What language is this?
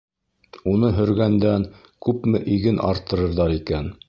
Bashkir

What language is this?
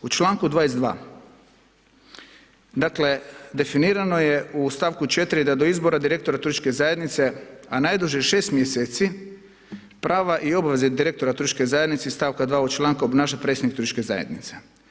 Croatian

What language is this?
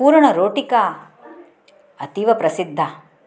Sanskrit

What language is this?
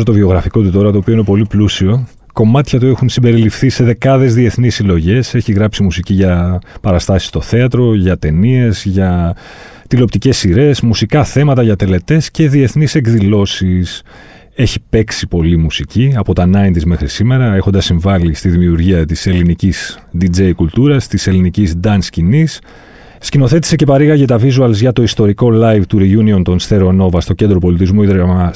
Greek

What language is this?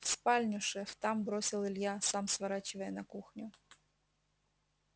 Russian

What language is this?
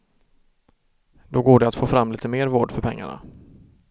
Swedish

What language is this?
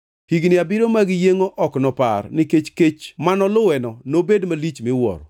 Luo (Kenya and Tanzania)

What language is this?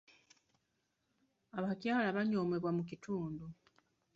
Ganda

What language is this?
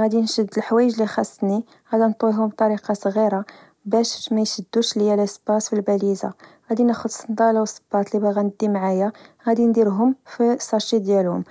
Moroccan Arabic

